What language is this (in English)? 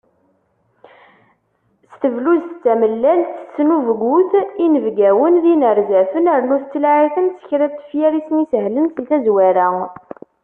Kabyle